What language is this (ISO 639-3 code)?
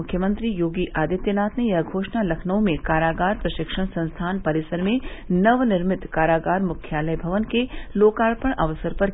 hin